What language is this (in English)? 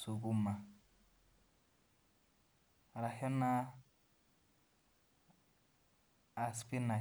Masai